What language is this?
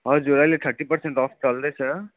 Nepali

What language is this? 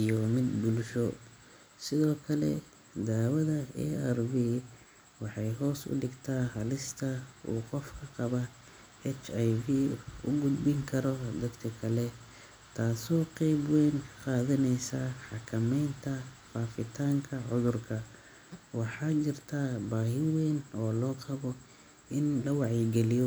Somali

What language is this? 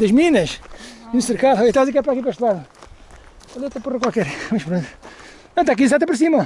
Portuguese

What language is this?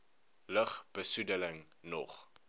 Afrikaans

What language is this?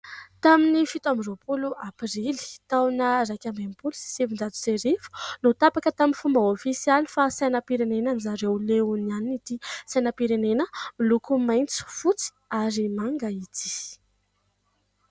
Malagasy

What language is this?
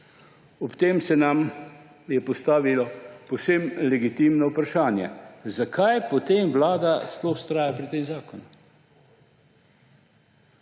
Slovenian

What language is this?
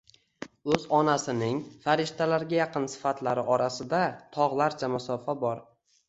Uzbek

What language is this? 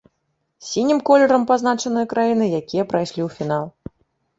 Belarusian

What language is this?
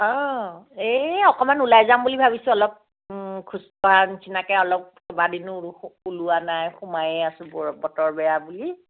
Assamese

